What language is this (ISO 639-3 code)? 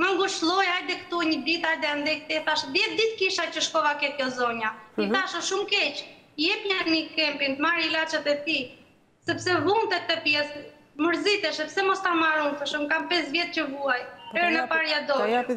ron